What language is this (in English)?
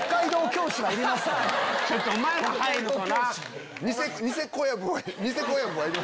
Japanese